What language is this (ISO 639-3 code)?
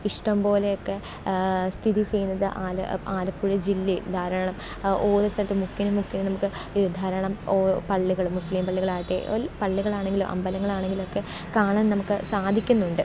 mal